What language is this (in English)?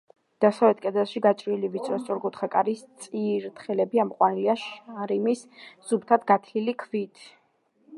Georgian